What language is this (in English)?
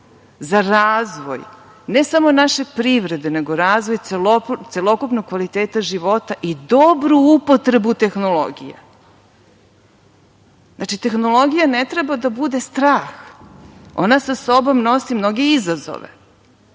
Serbian